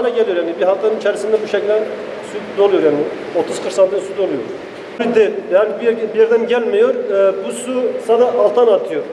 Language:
Turkish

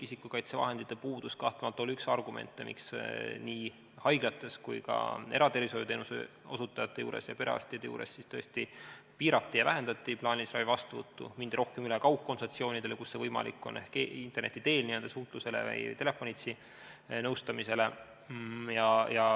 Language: Estonian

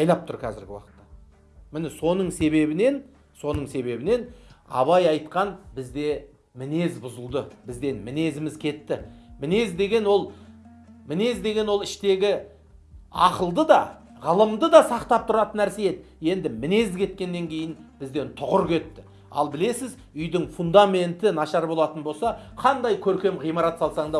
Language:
Turkish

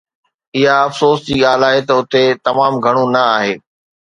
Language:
Sindhi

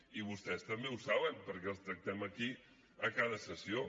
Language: Catalan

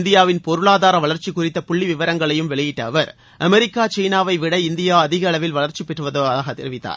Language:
Tamil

